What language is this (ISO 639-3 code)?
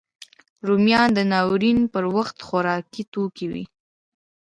pus